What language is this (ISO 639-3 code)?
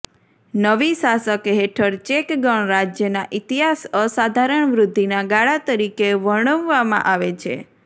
guj